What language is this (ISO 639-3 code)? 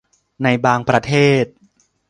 tha